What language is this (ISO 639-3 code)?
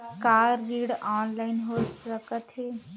hne